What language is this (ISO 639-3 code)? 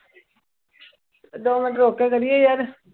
pan